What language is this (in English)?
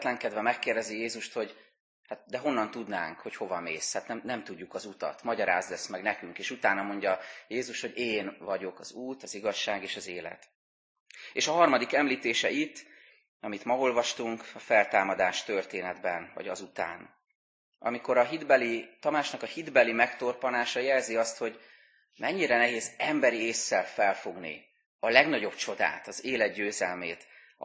Hungarian